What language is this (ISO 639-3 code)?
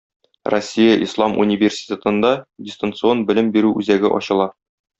tat